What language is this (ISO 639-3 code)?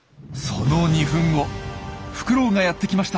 jpn